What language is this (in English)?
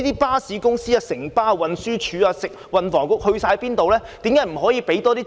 Cantonese